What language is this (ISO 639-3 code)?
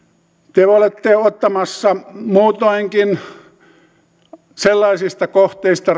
fin